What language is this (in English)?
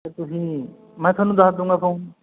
Punjabi